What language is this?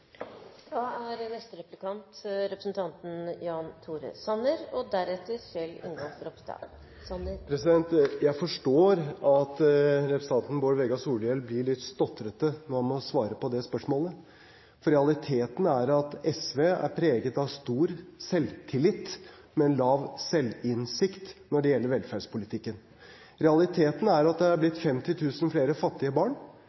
Norwegian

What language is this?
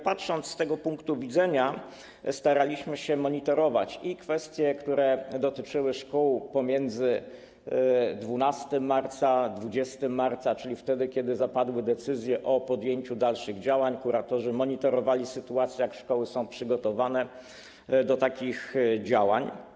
Polish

